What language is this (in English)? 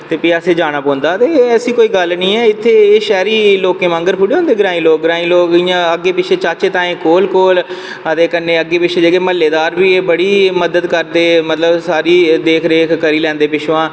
Dogri